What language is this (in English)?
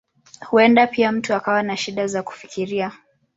Swahili